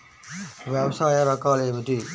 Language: Telugu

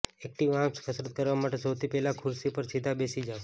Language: Gujarati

